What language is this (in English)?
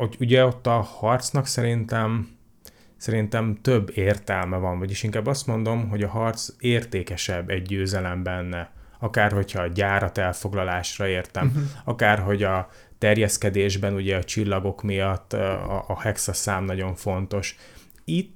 Hungarian